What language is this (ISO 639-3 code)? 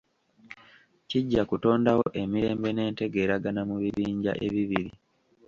lug